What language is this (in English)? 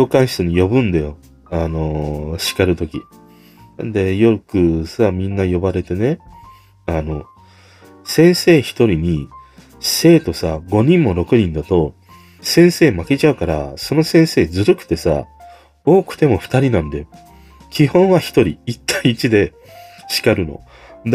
Japanese